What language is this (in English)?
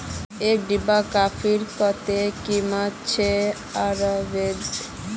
Magahi